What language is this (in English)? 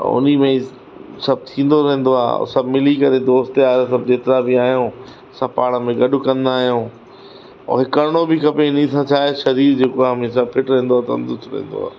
Sindhi